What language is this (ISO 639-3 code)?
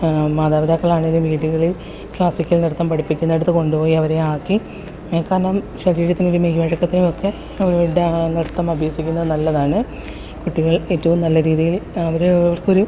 mal